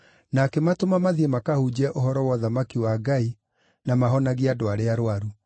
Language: Kikuyu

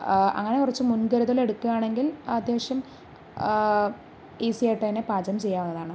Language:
Malayalam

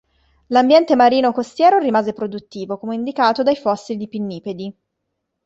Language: Italian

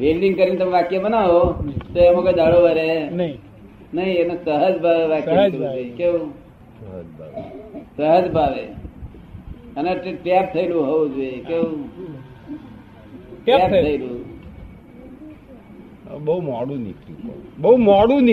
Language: Gujarati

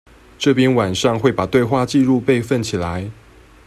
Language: Chinese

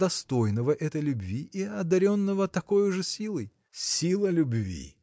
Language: Russian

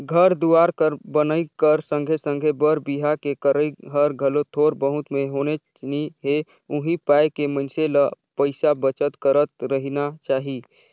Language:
Chhattisgarhi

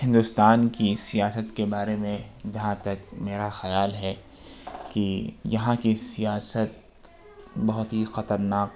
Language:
Urdu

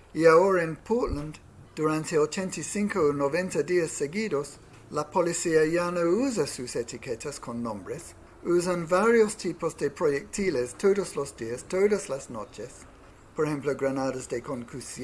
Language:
Spanish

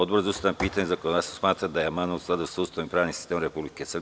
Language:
Serbian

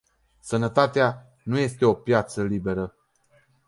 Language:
Romanian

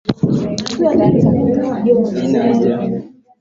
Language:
Swahili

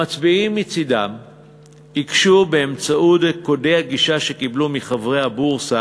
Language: Hebrew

